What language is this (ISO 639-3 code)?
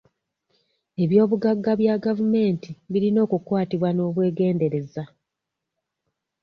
lug